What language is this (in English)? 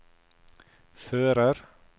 Norwegian